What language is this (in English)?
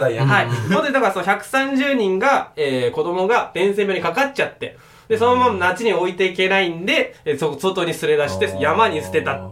Japanese